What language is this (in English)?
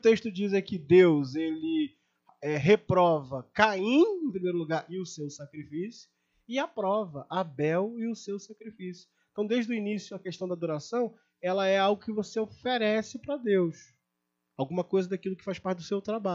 Portuguese